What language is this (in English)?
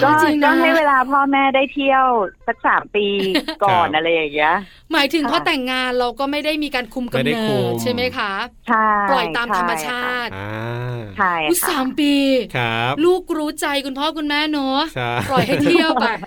Thai